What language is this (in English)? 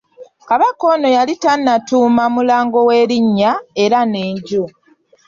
Ganda